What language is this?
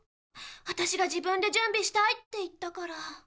Japanese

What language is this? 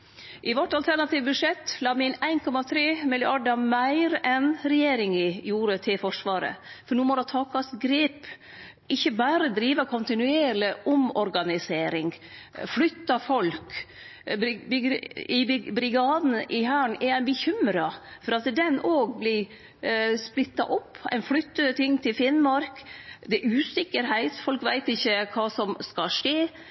Norwegian Nynorsk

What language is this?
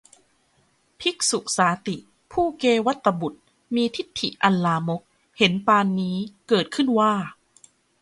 Thai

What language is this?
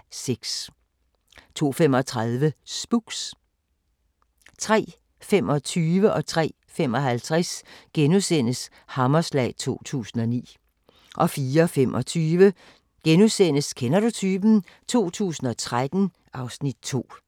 Danish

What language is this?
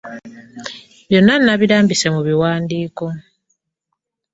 Ganda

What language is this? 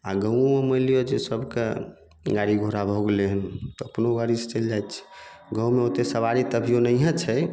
Maithili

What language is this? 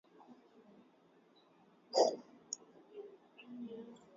Swahili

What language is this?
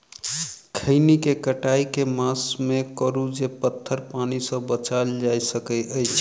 Maithili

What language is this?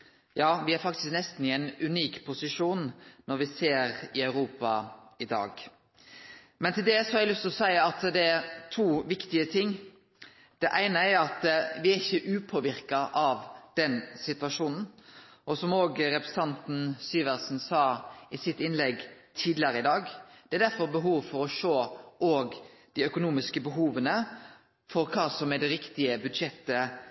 Norwegian Nynorsk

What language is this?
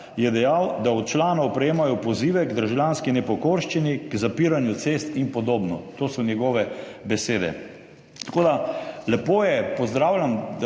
Slovenian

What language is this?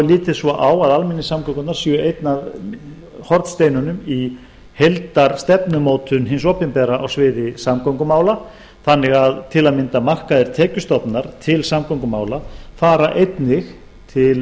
Icelandic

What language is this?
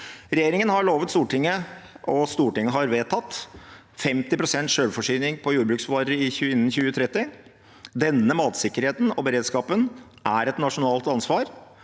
Norwegian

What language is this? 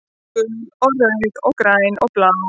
Icelandic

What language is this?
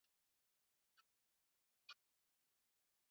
Swahili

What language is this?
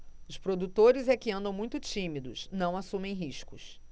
Portuguese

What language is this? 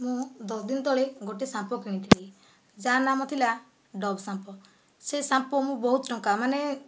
Odia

